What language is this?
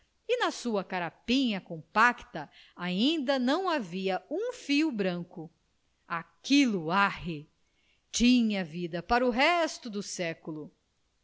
Portuguese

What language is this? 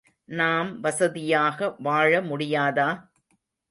Tamil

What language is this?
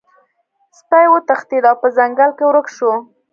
Pashto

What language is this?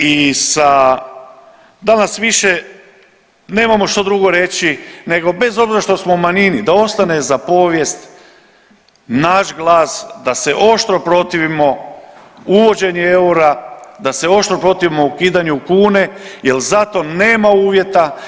Croatian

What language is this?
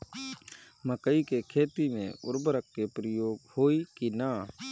Bhojpuri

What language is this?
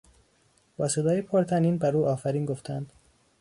Persian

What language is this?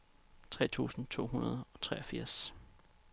Danish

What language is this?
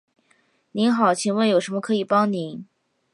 Chinese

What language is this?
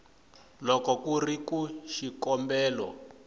Tsonga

